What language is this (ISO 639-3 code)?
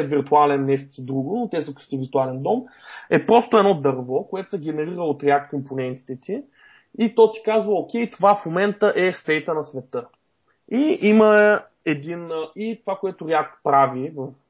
bul